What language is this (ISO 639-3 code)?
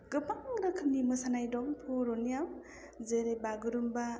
brx